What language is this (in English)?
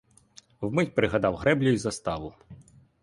Ukrainian